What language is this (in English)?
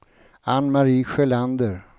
Swedish